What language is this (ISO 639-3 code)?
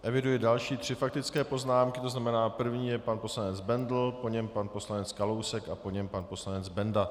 ces